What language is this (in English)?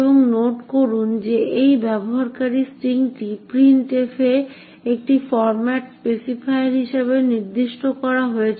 Bangla